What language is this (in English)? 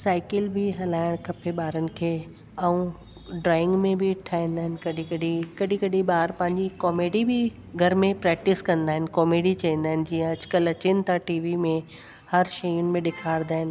Sindhi